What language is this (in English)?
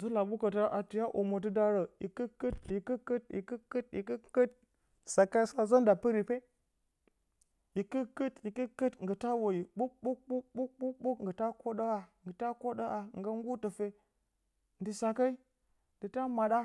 Bacama